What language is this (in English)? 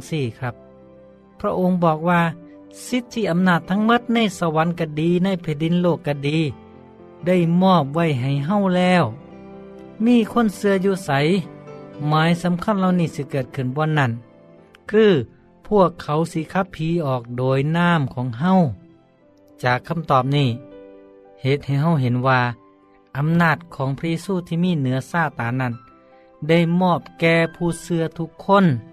Thai